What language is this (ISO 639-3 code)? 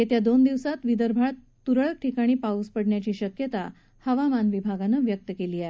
mar